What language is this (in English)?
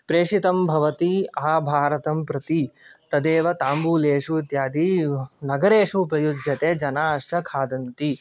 Sanskrit